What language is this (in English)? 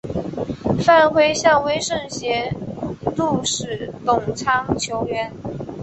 Chinese